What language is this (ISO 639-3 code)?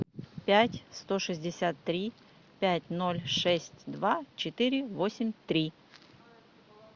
rus